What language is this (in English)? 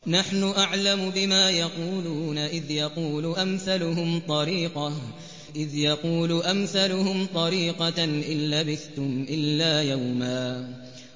Arabic